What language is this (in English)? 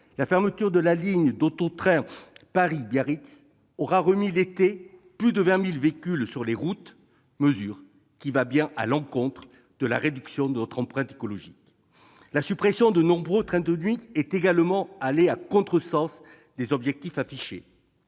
French